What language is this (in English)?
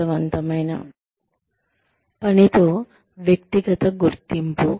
Telugu